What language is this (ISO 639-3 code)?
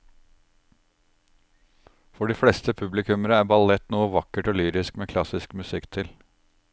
nor